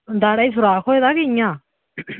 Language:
Dogri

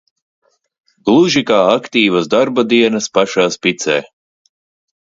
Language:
Latvian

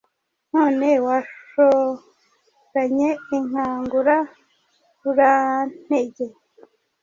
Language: Kinyarwanda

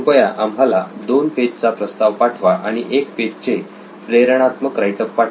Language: Marathi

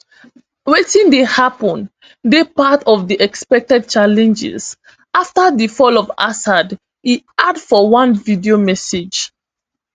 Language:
Nigerian Pidgin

